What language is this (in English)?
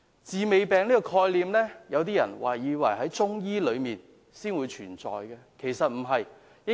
Cantonese